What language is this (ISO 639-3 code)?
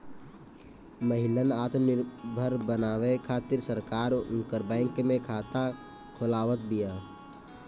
bho